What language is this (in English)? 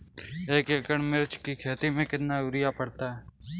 Hindi